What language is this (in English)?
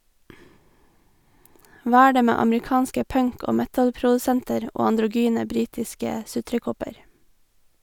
Norwegian